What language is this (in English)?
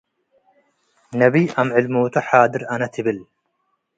Tigre